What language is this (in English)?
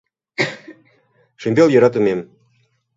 Mari